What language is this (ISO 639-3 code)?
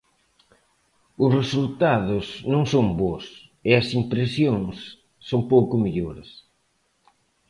glg